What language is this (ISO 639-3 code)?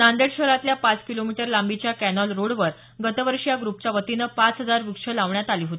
mar